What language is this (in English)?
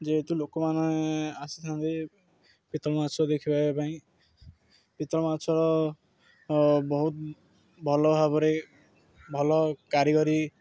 Odia